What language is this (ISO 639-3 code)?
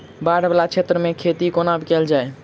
mai